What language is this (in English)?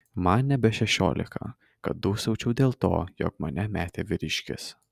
Lithuanian